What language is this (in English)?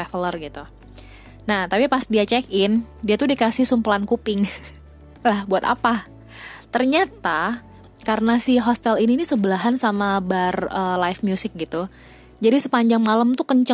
Indonesian